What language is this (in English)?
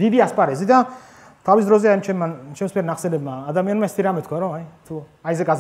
Romanian